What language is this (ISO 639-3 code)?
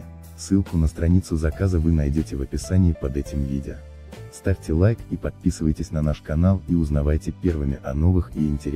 rus